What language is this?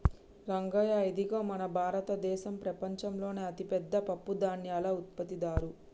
Telugu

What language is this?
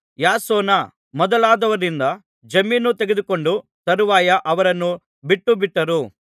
Kannada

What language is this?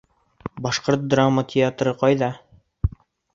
Bashkir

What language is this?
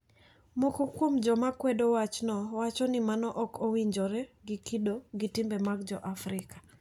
Luo (Kenya and Tanzania)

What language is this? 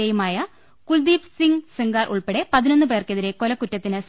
Malayalam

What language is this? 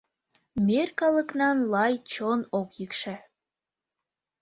Mari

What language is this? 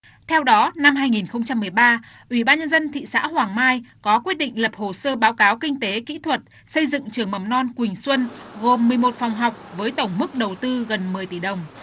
Vietnamese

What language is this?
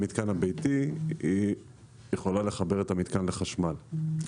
Hebrew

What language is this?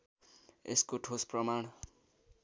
Nepali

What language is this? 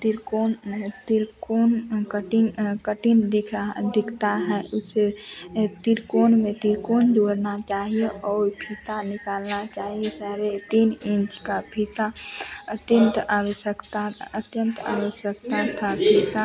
Hindi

